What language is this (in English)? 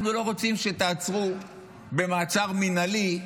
Hebrew